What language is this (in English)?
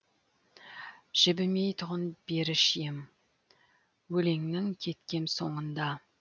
Kazakh